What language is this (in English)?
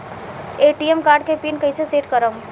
Bhojpuri